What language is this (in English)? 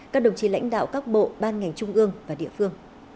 Vietnamese